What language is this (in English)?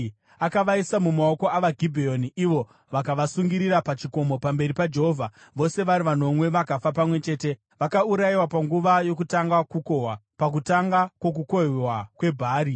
Shona